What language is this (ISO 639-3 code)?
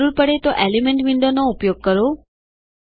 guj